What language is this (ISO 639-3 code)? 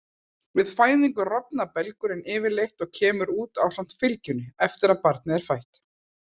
isl